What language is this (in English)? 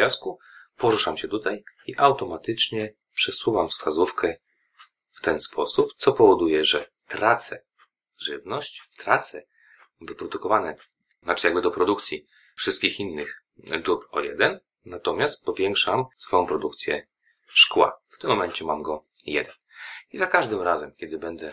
Polish